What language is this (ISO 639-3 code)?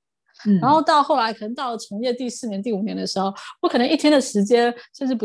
zho